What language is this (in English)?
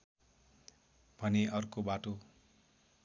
Nepali